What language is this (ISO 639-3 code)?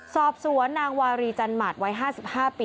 tha